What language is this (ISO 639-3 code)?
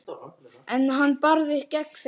isl